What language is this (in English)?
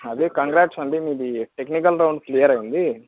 Telugu